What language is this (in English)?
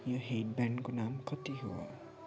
Nepali